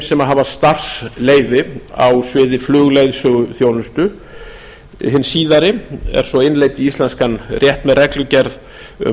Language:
Icelandic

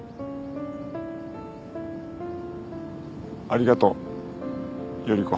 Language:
Japanese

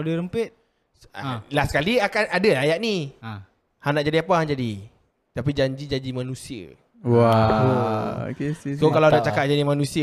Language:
Malay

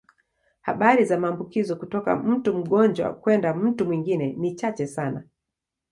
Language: Swahili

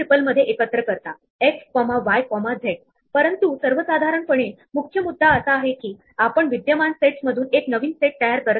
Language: Marathi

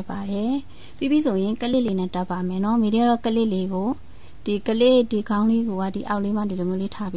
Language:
Thai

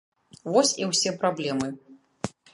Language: Belarusian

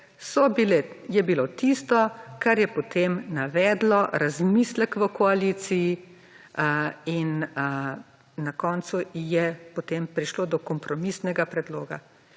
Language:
Slovenian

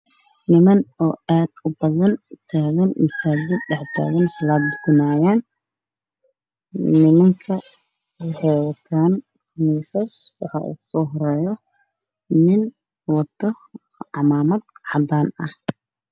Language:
Somali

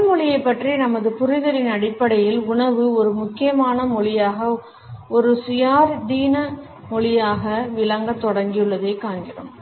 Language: Tamil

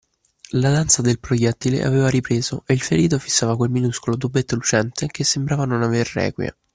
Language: Italian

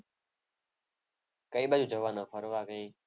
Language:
Gujarati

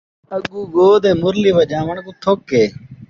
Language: Saraiki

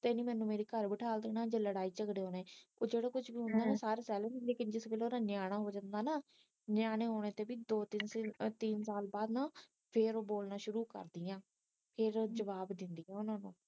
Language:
Punjabi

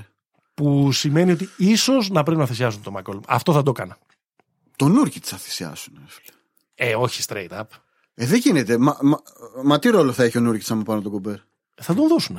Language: Greek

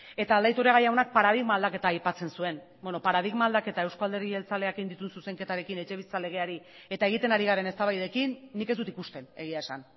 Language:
Basque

